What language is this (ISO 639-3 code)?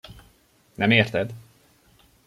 hun